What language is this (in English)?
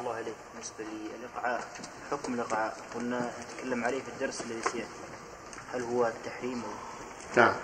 Arabic